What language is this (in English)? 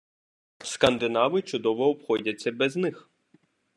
Ukrainian